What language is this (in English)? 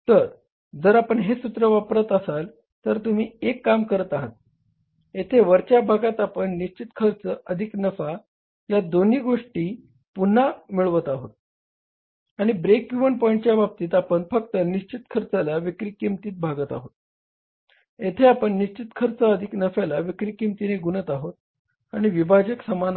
Marathi